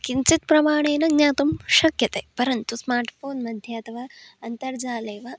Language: Sanskrit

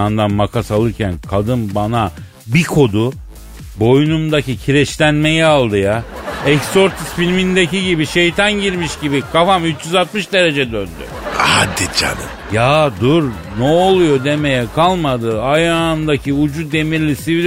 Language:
Turkish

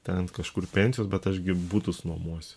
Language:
Lithuanian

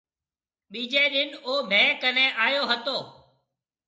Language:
Marwari (Pakistan)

